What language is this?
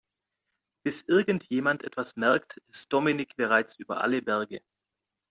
German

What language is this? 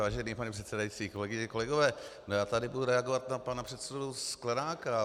Czech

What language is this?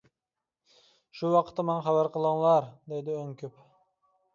Uyghur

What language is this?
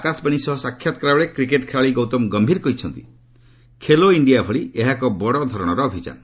Odia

